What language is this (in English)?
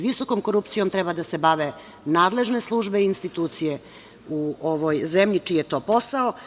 Serbian